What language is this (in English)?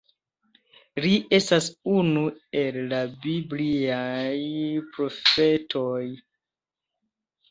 Esperanto